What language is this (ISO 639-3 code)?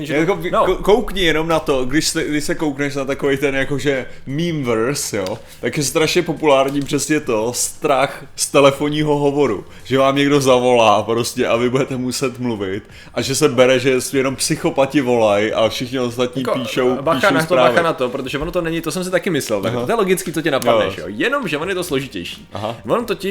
ces